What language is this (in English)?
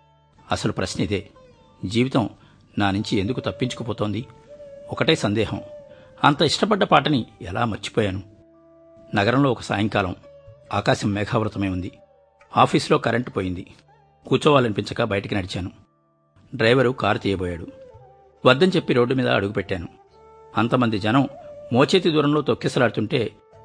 Telugu